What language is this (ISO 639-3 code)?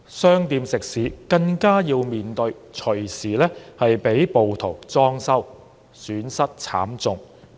yue